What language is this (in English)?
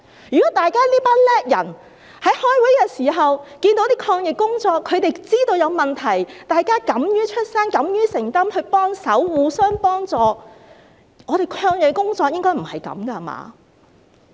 Cantonese